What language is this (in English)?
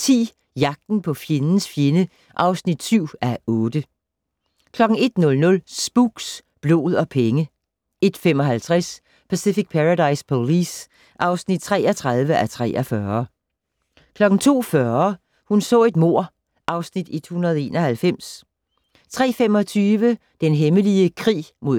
Danish